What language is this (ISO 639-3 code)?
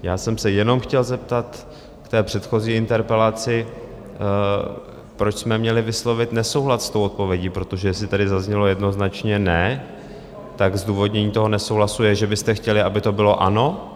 ces